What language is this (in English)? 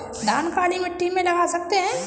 Hindi